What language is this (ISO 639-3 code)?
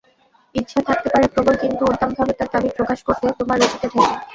ben